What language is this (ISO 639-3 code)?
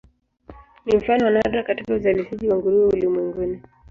swa